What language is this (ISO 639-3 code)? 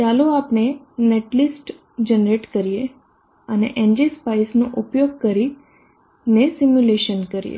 guj